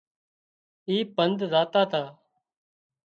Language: Wadiyara Koli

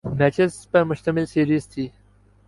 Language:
Urdu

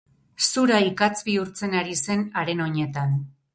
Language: Basque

